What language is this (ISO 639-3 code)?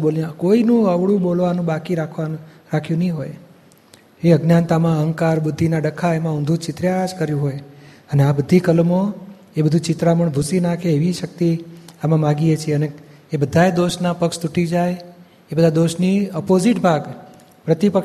guj